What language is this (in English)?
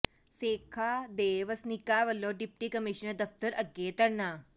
Punjabi